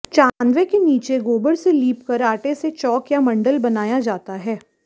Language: Hindi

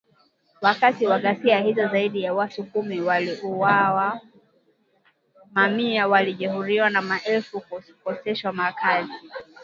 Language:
Swahili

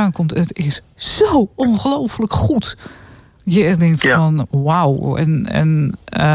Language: Dutch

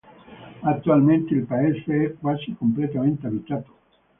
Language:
Italian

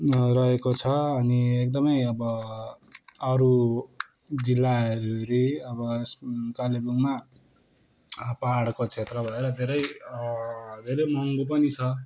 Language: Nepali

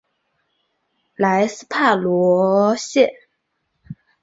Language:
Chinese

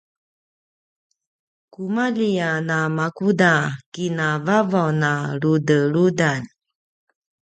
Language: Paiwan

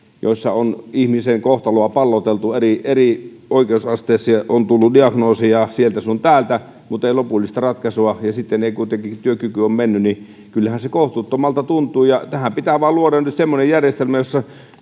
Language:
Finnish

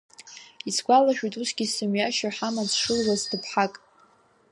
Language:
Abkhazian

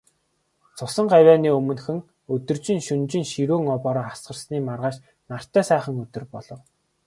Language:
Mongolian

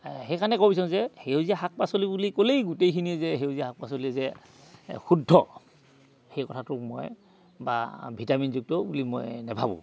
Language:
Assamese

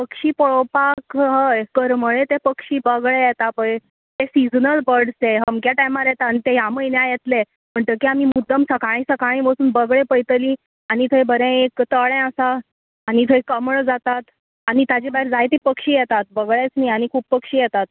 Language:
Konkani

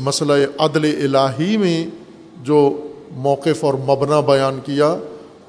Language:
Urdu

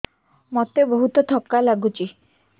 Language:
Odia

